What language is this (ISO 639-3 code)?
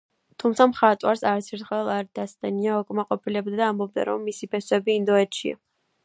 kat